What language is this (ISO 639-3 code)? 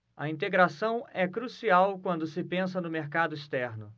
por